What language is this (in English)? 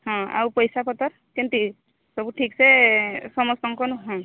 Odia